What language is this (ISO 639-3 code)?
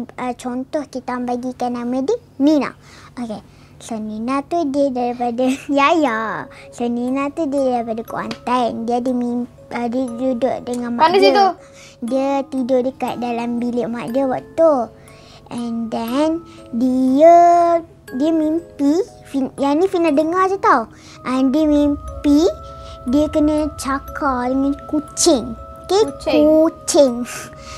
msa